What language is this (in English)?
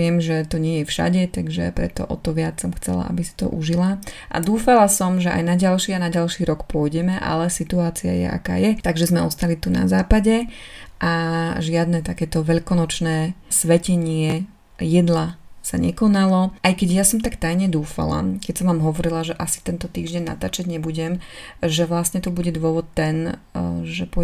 Slovak